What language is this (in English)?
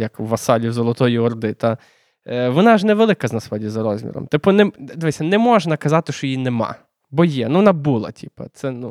Ukrainian